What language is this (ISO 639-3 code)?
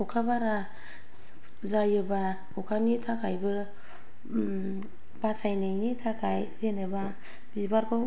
brx